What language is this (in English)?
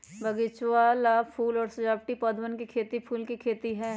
Magahi